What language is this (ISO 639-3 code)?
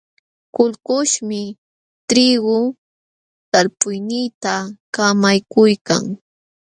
qxw